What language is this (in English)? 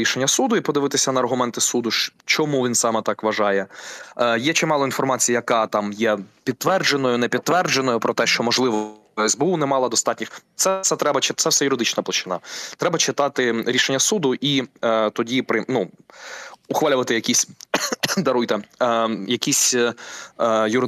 Ukrainian